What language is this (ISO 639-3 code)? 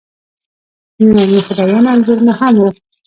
pus